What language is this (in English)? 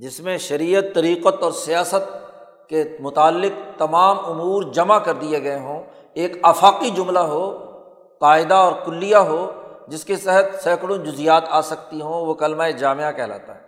Urdu